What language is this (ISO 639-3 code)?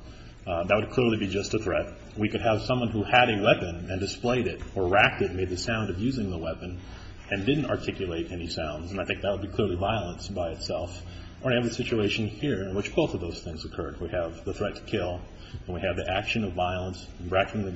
eng